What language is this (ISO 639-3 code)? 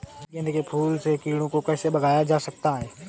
hin